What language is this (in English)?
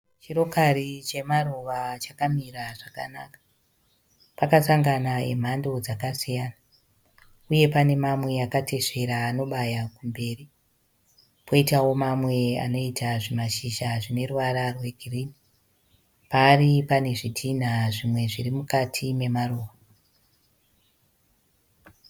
Shona